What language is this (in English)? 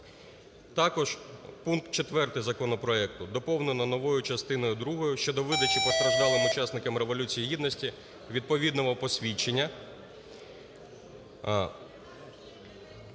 Ukrainian